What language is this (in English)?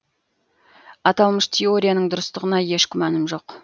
Kazakh